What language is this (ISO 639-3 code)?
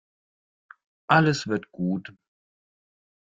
deu